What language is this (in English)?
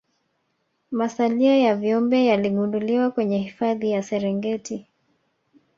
Swahili